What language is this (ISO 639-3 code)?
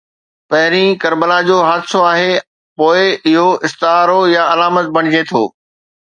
snd